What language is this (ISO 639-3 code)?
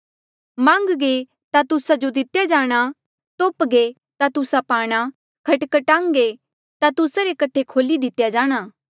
mjl